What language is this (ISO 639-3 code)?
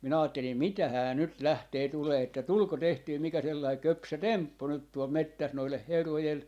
fin